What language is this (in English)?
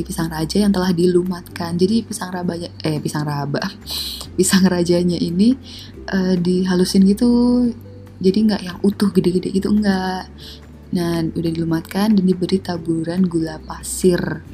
Indonesian